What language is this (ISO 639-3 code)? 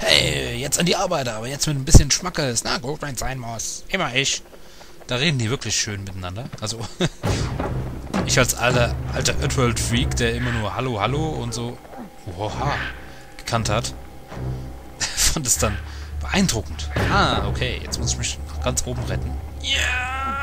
deu